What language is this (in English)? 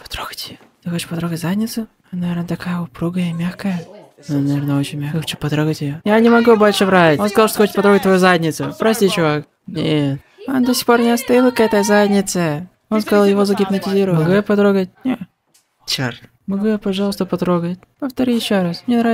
Russian